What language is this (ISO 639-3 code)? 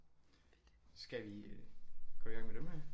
dan